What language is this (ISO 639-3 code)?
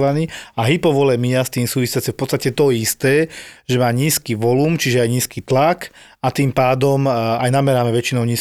slk